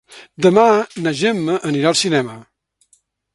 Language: Catalan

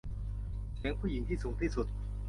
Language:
Thai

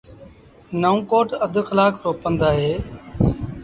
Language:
Sindhi Bhil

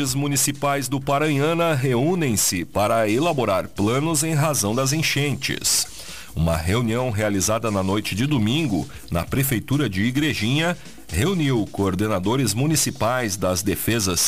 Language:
Portuguese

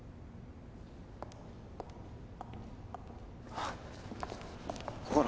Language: Japanese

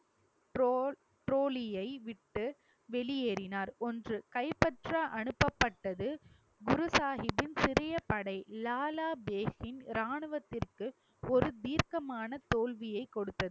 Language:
Tamil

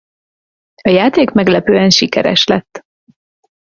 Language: Hungarian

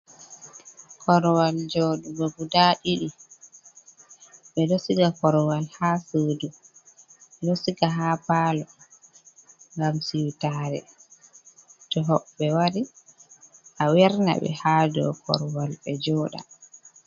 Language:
Fula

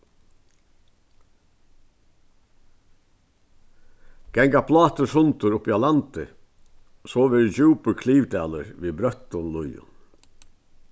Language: Faroese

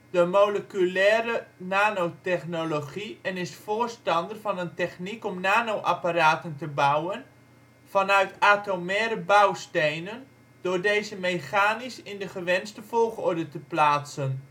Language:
Dutch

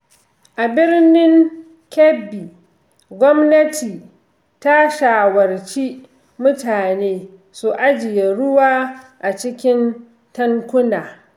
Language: Hausa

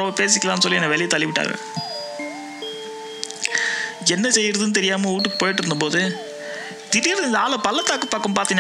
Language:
Tamil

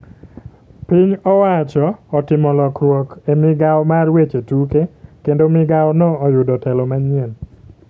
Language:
Luo (Kenya and Tanzania)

